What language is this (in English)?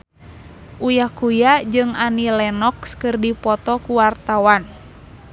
Sundanese